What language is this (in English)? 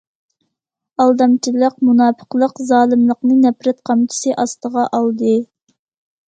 Uyghur